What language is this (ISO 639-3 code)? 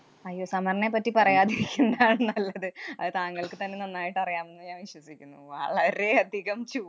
mal